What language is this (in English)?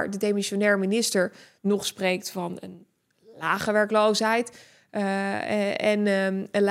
Dutch